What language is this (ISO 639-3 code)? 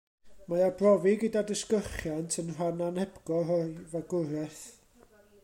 cym